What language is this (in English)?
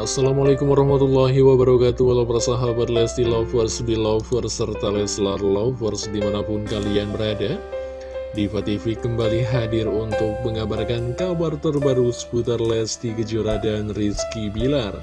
Indonesian